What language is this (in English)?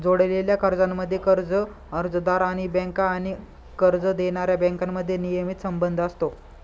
Marathi